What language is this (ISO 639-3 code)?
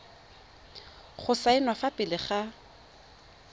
tsn